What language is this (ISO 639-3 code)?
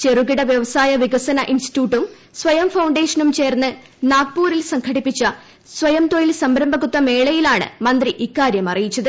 mal